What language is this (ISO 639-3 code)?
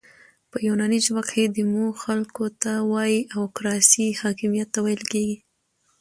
pus